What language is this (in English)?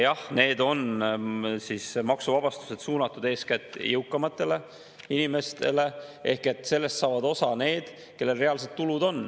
Estonian